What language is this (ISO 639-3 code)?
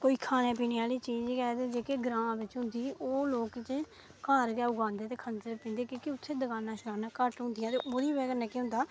doi